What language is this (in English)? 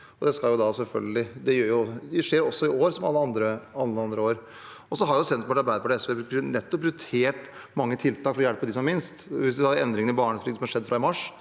Norwegian